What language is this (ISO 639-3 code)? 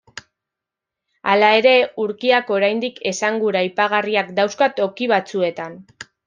eus